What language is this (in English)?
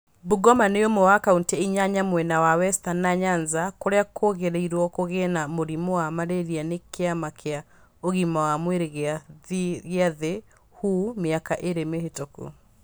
Kikuyu